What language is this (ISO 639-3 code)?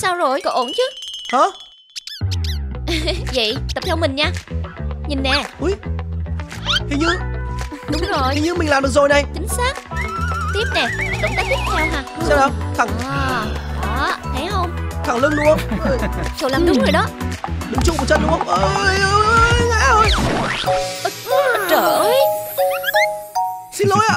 vie